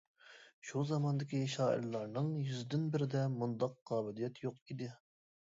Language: Uyghur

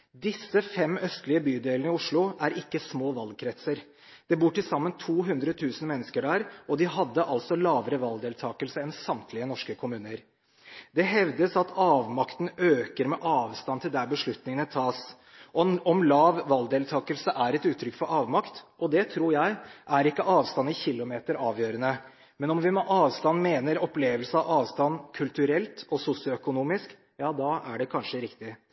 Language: Norwegian Bokmål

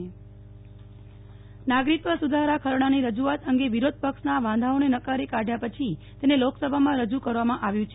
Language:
Gujarati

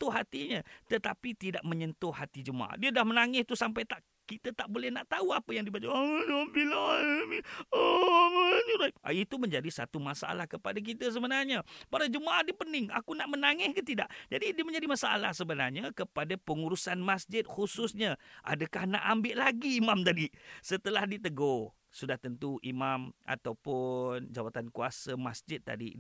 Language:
Malay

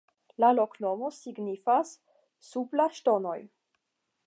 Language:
Esperanto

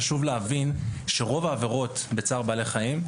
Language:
Hebrew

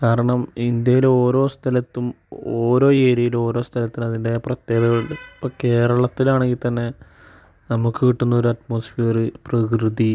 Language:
Malayalam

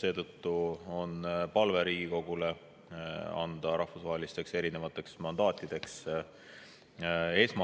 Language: Estonian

